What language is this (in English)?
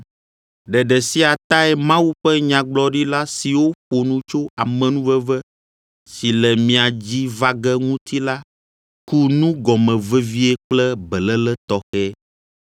Ewe